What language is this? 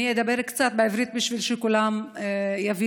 Hebrew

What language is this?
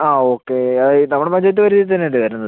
Malayalam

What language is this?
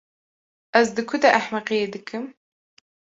Kurdish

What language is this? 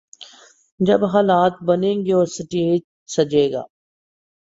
Urdu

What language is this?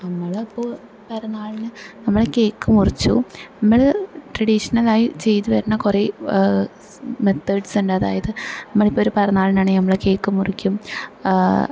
Malayalam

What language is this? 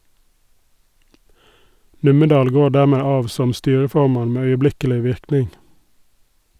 Norwegian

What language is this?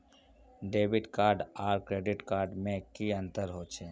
Magahi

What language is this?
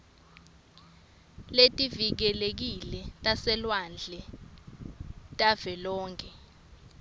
Swati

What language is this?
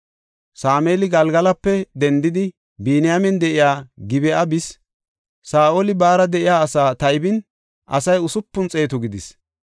Gofa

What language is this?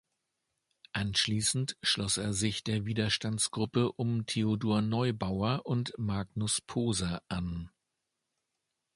German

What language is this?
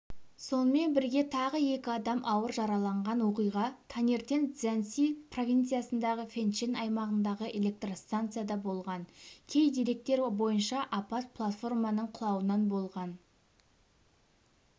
Kazakh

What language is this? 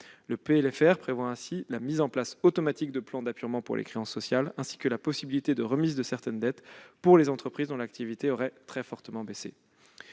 French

